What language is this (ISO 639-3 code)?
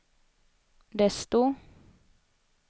swe